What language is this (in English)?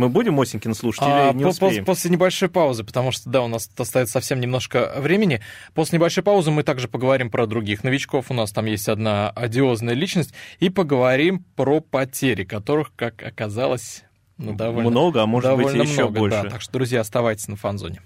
Russian